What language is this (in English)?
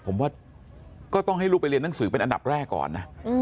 Thai